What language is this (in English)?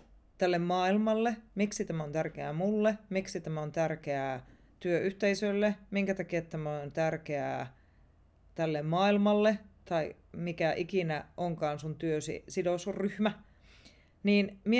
Finnish